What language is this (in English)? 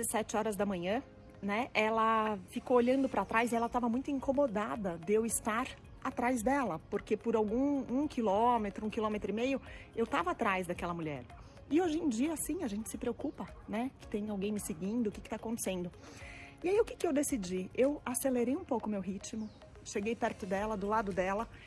Portuguese